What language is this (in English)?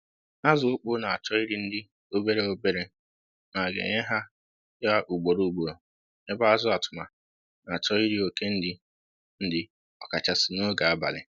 Igbo